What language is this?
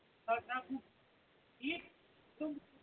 Kashmiri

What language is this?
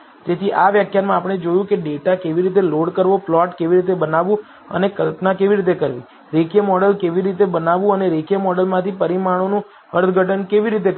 Gujarati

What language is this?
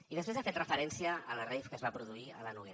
Catalan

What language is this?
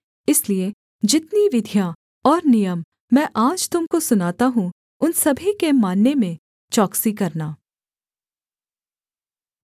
Hindi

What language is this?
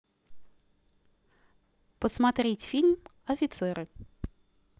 Russian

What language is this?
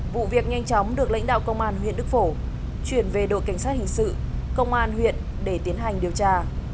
Vietnamese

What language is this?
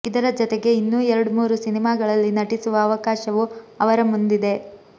Kannada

